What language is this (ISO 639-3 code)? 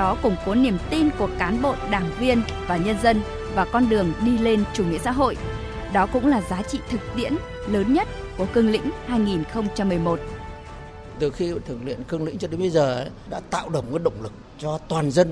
vie